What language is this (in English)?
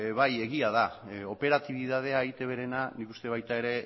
Basque